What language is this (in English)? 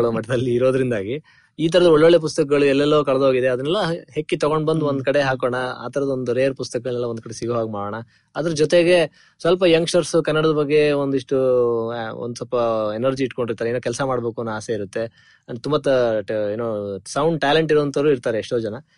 Kannada